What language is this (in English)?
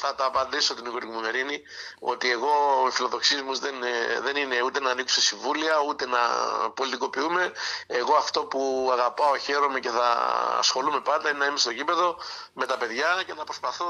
Greek